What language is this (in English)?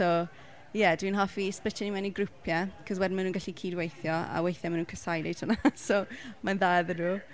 Welsh